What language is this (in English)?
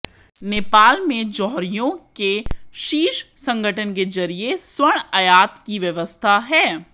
Hindi